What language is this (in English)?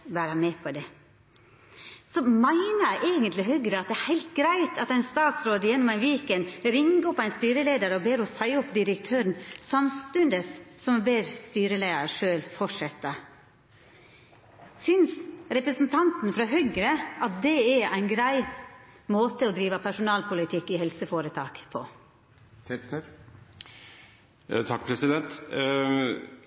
Norwegian Nynorsk